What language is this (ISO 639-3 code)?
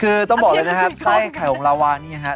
tha